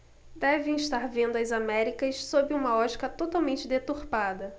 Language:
Portuguese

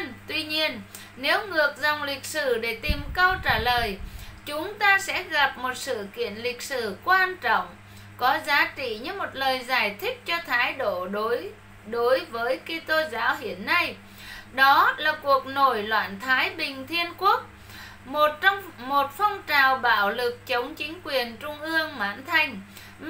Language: Vietnamese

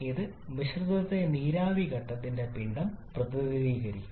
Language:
Malayalam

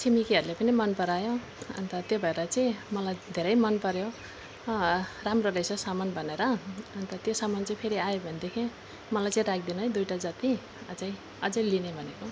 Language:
Nepali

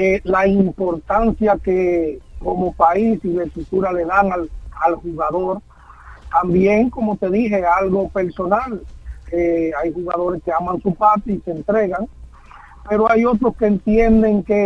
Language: Spanish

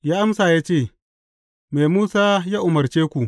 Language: Hausa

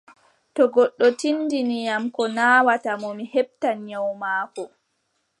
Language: Adamawa Fulfulde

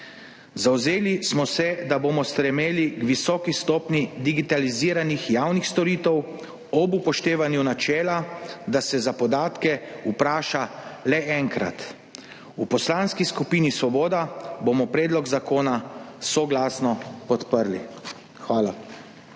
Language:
Slovenian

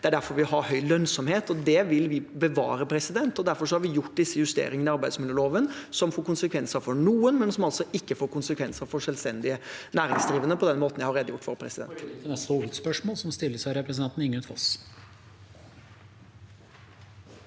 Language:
Norwegian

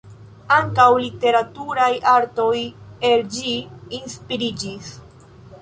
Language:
Esperanto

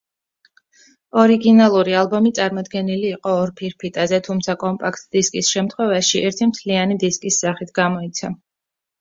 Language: Georgian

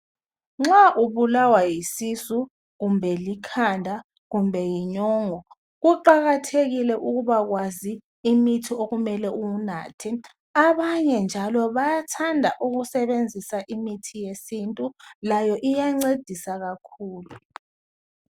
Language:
North Ndebele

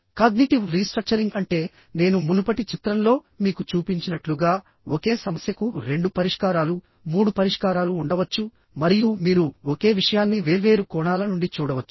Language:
Telugu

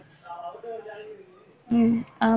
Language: Tamil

